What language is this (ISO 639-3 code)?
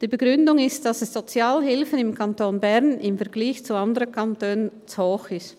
gsw